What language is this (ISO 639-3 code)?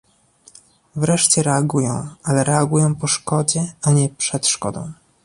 pol